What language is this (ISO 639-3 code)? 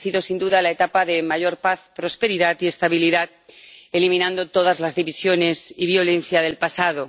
spa